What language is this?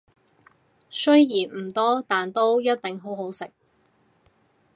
Cantonese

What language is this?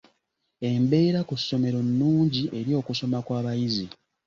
Ganda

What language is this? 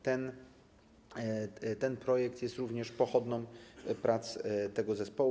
Polish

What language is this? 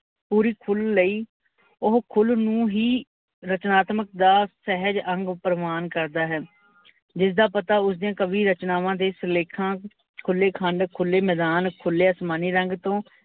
Punjabi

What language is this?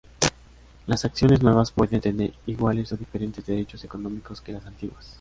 Spanish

